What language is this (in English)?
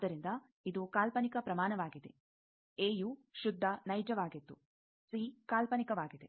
Kannada